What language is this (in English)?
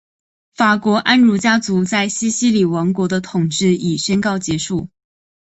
Chinese